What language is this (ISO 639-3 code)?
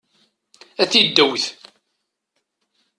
kab